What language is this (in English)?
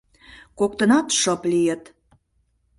Mari